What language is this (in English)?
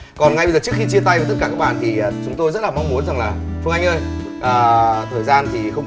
Vietnamese